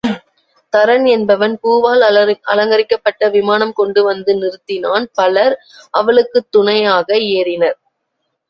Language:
Tamil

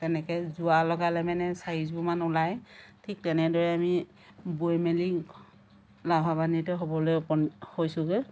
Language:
Assamese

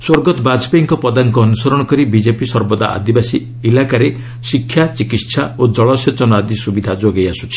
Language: Odia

